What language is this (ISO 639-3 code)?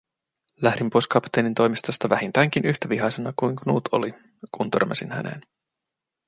fin